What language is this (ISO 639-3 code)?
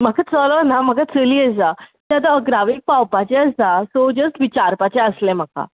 kok